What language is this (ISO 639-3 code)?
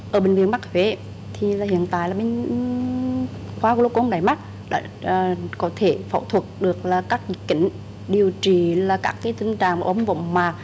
vie